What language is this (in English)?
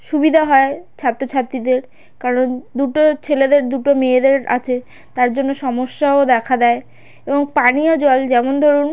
Bangla